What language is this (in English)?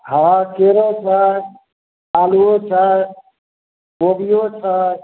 Maithili